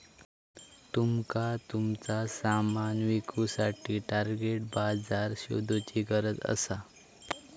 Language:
Marathi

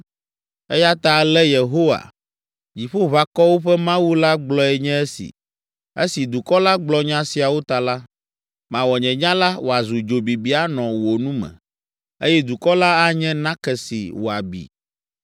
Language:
Ewe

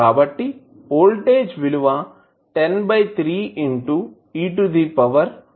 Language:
Telugu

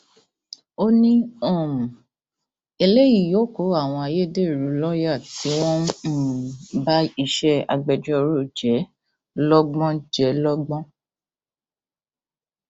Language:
Yoruba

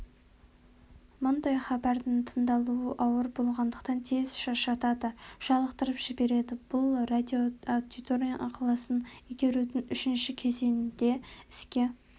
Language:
Kazakh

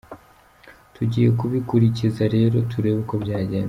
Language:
Kinyarwanda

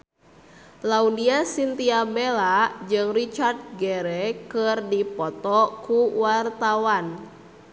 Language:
Sundanese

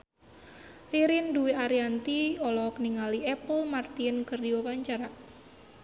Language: Sundanese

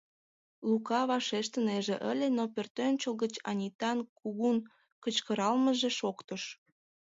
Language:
Mari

